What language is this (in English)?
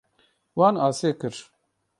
Kurdish